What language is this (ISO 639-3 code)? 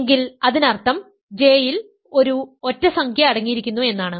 mal